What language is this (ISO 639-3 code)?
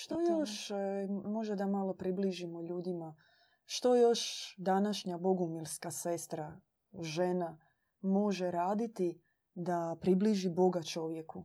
hrv